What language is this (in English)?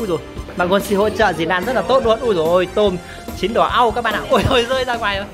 Vietnamese